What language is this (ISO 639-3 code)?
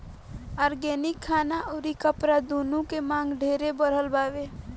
bho